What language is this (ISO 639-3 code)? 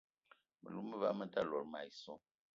eto